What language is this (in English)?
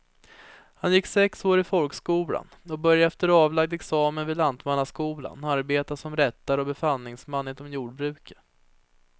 Swedish